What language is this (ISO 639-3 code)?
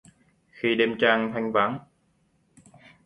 vie